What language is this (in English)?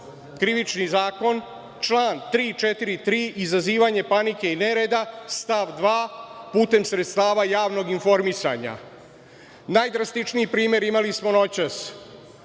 Serbian